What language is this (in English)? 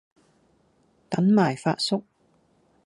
Cantonese